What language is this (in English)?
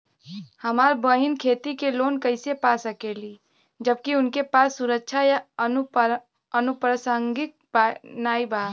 Bhojpuri